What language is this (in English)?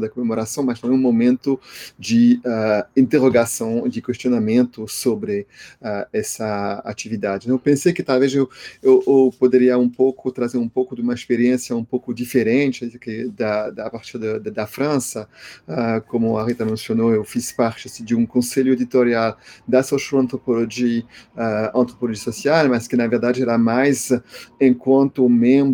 Portuguese